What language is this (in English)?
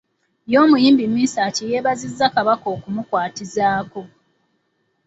Ganda